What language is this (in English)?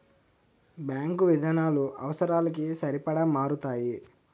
Telugu